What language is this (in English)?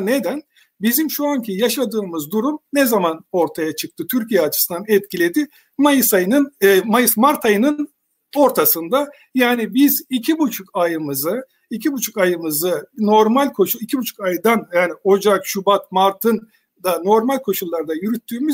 Turkish